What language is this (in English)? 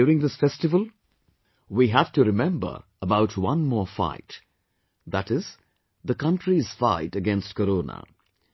English